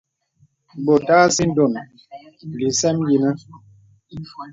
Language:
Bebele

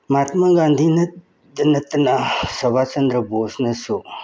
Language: Manipuri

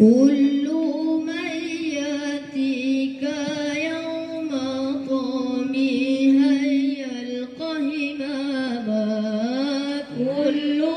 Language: Indonesian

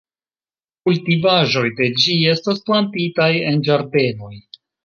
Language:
Esperanto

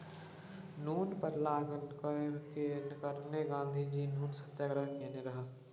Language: Maithili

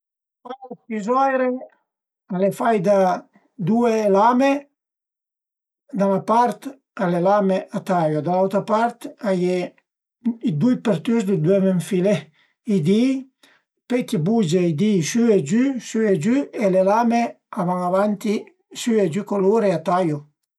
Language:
Piedmontese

